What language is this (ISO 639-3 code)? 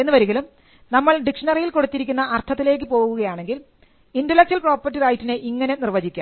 mal